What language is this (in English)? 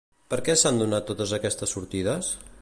Catalan